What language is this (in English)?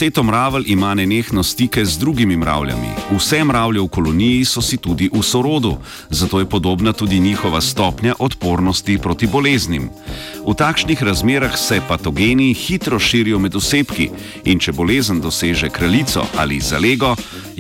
Croatian